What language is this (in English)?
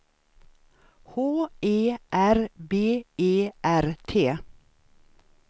Swedish